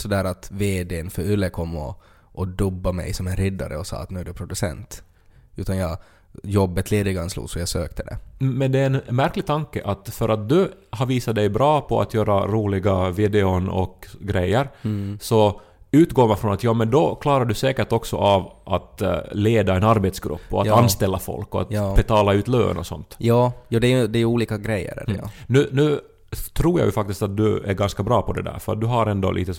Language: Swedish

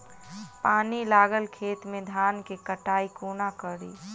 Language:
Maithili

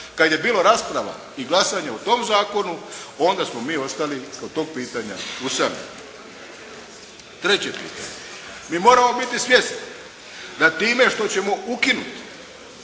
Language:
Croatian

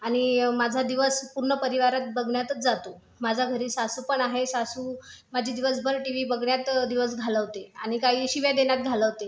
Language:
Marathi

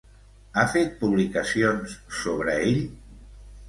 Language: Catalan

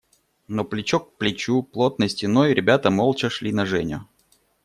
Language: Russian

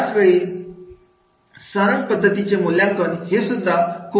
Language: Marathi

